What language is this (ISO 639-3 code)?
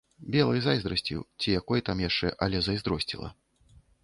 bel